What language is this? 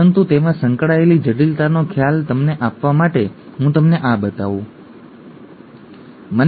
Gujarati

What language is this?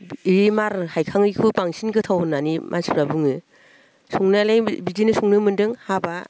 Bodo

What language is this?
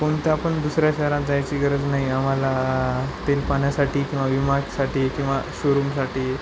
Marathi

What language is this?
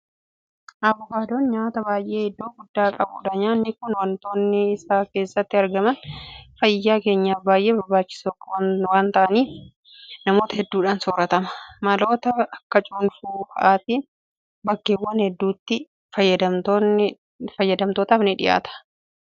Oromo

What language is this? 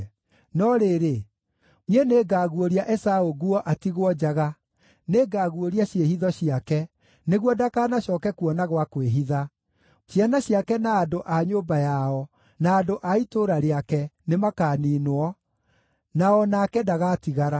Kikuyu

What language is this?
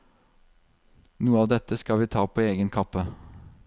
Norwegian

